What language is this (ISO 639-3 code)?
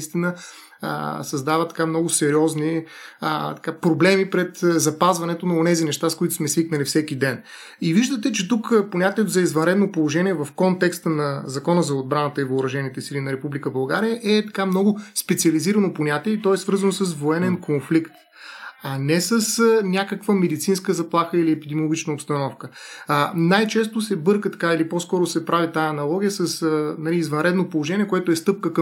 bul